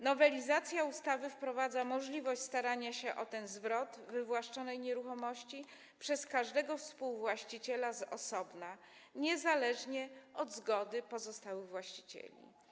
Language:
Polish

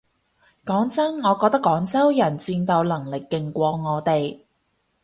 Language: Cantonese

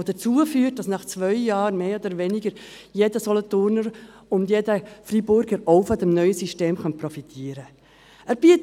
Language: Swiss German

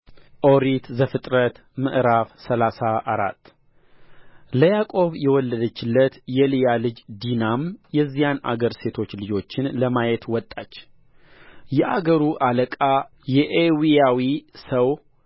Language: Amharic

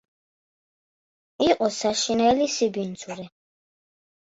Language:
Georgian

